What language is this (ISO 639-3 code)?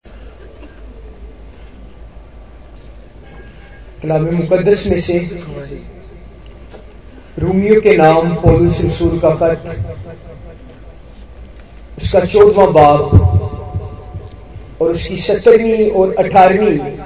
hin